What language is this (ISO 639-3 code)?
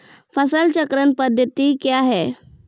mai